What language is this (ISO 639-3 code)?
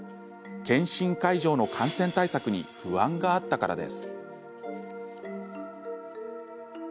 jpn